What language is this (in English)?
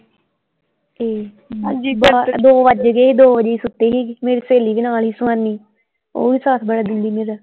Punjabi